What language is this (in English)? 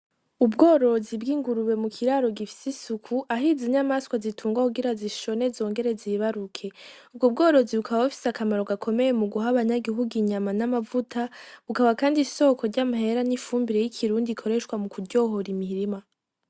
Rundi